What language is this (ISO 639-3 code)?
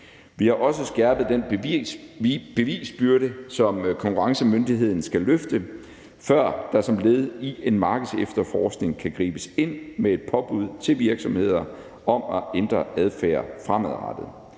dan